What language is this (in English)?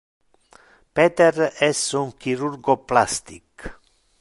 Interlingua